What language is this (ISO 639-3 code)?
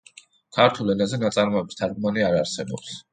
kat